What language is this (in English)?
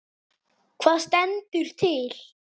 Icelandic